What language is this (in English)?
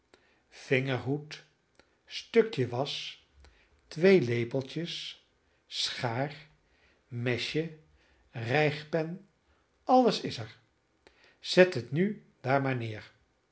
Dutch